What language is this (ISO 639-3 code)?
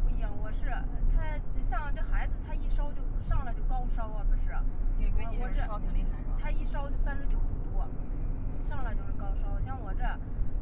zho